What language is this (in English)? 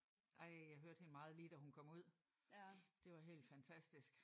Danish